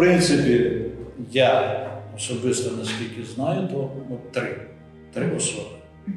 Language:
Ukrainian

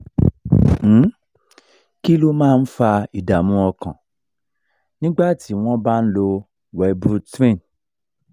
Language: Yoruba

